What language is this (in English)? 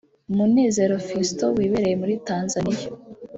Kinyarwanda